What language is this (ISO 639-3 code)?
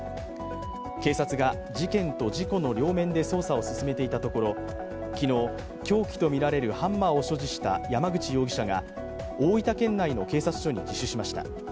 jpn